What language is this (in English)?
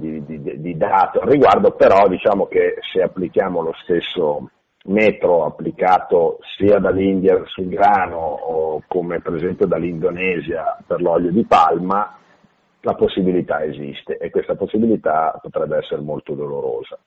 Italian